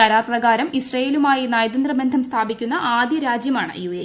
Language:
Malayalam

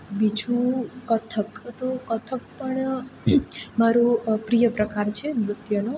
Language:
Gujarati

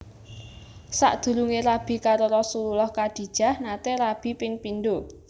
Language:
Javanese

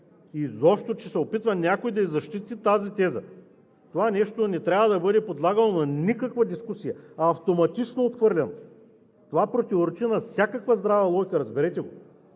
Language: Bulgarian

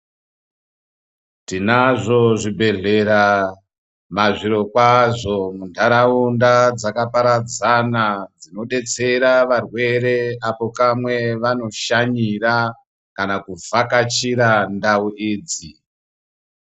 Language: Ndau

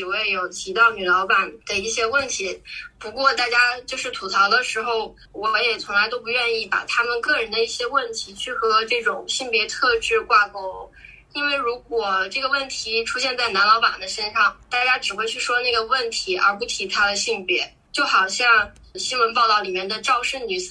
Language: Chinese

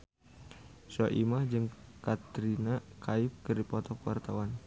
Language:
Sundanese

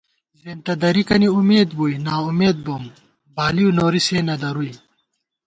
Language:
Gawar-Bati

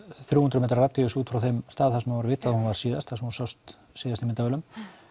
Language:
Icelandic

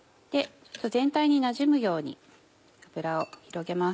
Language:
Japanese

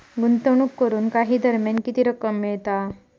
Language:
Marathi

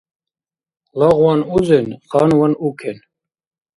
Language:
Dargwa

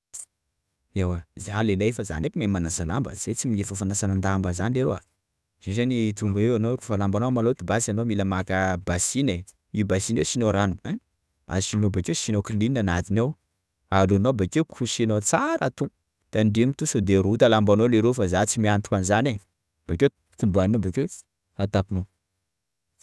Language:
Sakalava Malagasy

